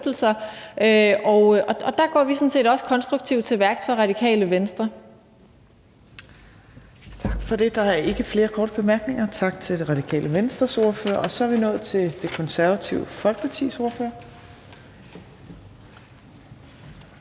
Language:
Danish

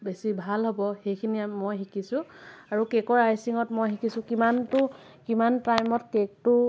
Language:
Assamese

